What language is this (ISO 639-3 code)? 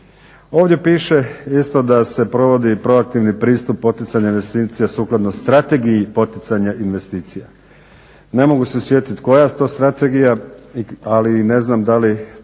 hrv